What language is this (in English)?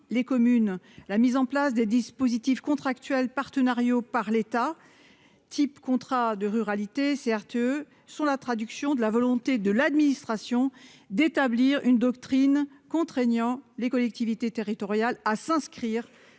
French